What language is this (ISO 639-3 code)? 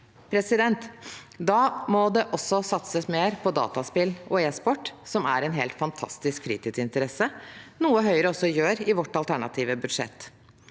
nor